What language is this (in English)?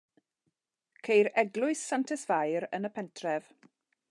Welsh